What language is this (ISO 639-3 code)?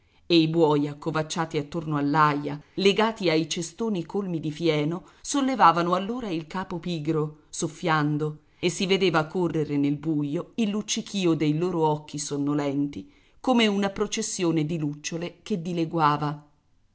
ita